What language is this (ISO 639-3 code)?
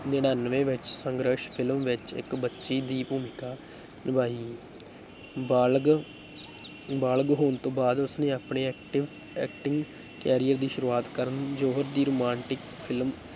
pan